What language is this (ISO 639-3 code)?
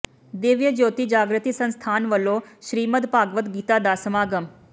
pan